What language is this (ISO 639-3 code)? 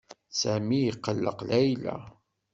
kab